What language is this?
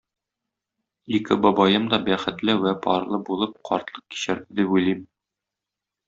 Tatar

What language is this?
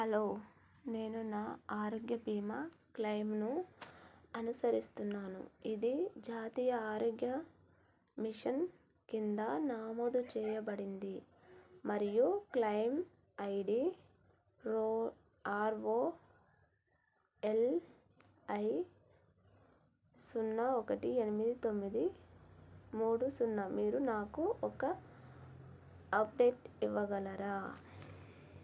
Telugu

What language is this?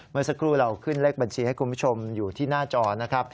Thai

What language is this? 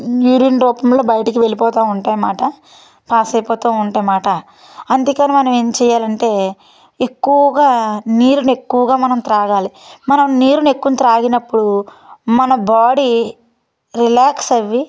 Telugu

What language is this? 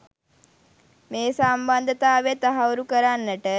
Sinhala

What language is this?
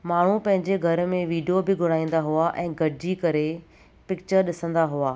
Sindhi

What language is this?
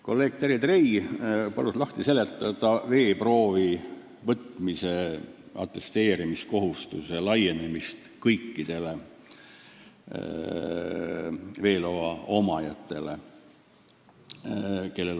Estonian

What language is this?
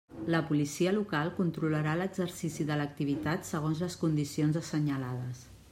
Catalan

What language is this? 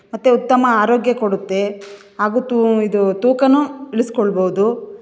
Kannada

